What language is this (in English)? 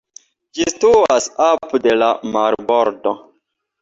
Esperanto